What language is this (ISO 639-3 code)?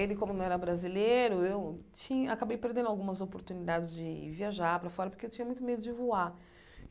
por